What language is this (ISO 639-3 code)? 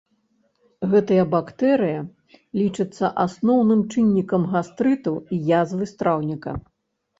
bel